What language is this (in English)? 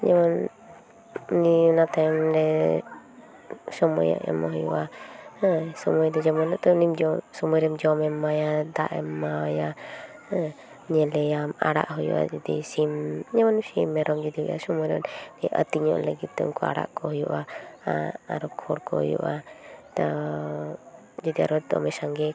Santali